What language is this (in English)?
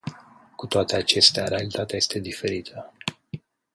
Romanian